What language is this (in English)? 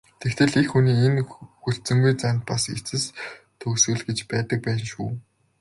Mongolian